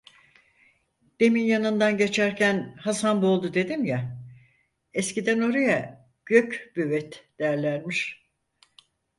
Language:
Turkish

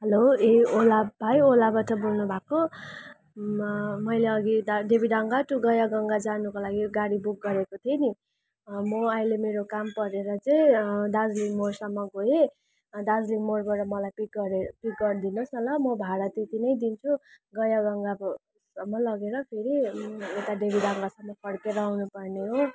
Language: Nepali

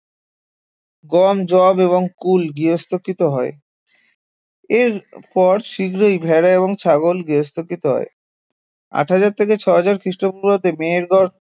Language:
Bangla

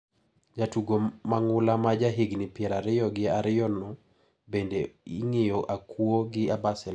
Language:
Luo (Kenya and Tanzania)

